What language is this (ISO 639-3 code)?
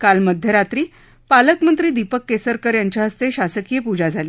mar